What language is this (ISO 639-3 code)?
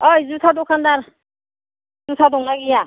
brx